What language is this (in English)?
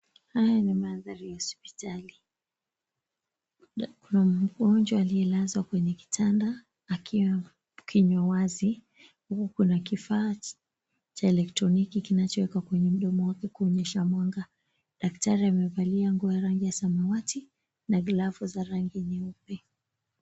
Swahili